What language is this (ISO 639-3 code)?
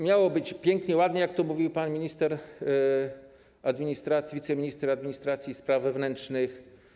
pol